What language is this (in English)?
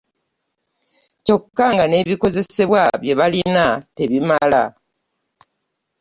Ganda